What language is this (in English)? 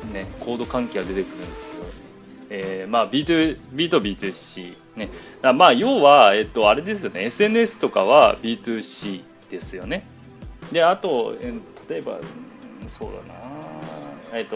Japanese